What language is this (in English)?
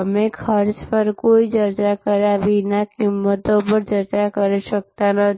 Gujarati